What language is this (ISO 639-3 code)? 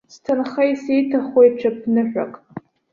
abk